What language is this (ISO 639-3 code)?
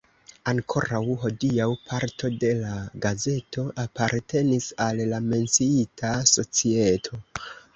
epo